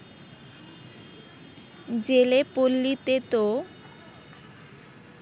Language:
Bangla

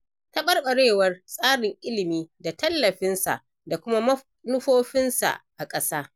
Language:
Hausa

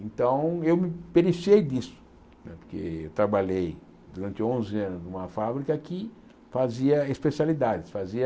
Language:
Portuguese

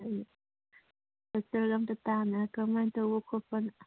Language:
Manipuri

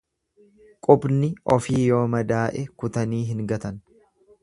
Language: Oromo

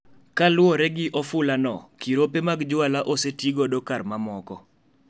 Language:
Luo (Kenya and Tanzania)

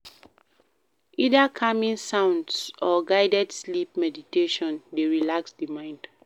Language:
Nigerian Pidgin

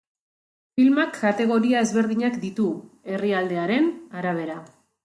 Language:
Basque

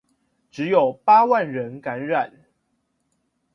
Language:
Chinese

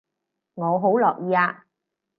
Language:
Cantonese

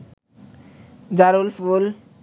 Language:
Bangla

